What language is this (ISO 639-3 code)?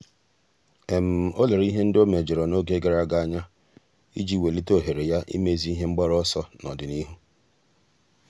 ibo